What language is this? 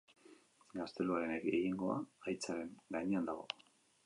Basque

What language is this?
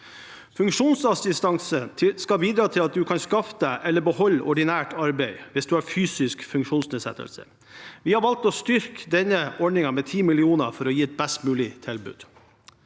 Norwegian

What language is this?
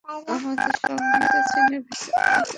Bangla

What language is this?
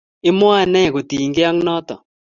Kalenjin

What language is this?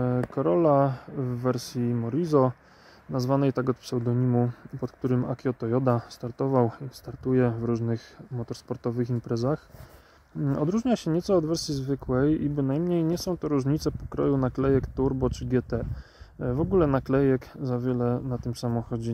Polish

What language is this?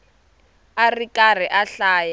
Tsonga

